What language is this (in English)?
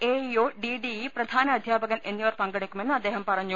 Malayalam